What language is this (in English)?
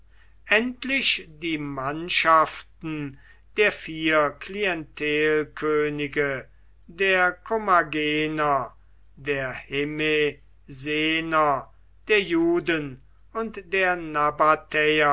German